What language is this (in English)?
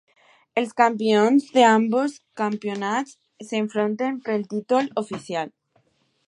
Catalan